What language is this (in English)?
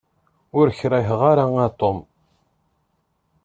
Kabyle